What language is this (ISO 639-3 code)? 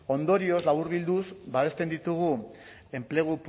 eus